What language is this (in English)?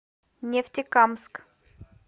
Russian